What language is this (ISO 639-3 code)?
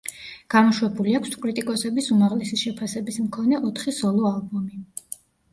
kat